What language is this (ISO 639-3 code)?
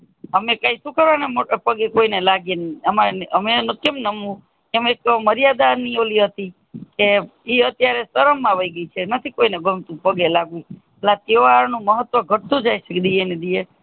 guj